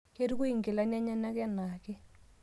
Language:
Masai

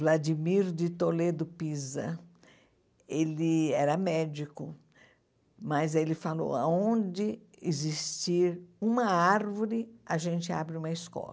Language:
Portuguese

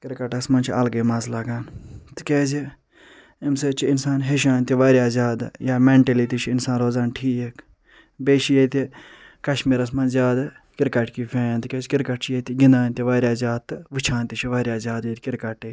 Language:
Kashmiri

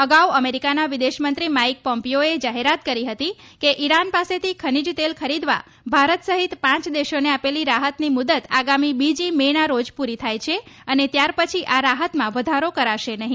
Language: Gujarati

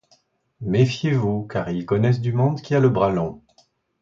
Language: French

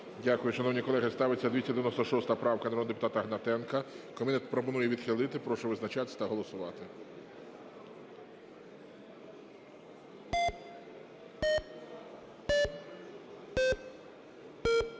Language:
Ukrainian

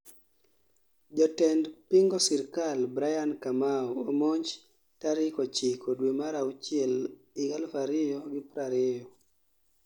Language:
Luo (Kenya and Tanzania)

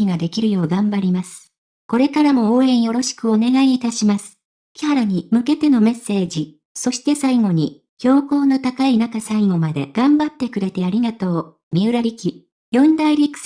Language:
Japanese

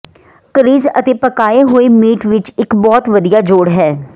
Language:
Punjabi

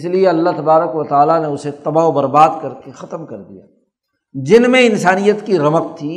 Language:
Urdu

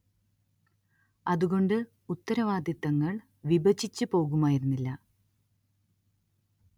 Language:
Malayalam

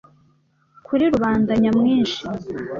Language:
Kinyarwanda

